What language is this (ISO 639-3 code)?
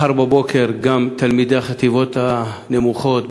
heb